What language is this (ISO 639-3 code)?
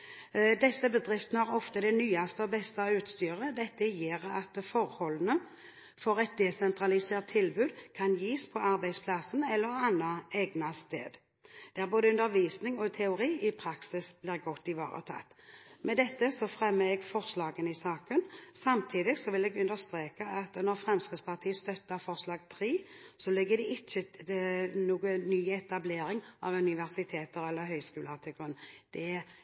nob